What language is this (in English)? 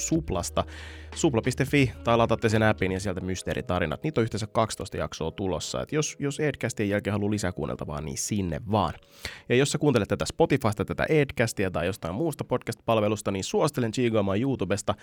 Finnish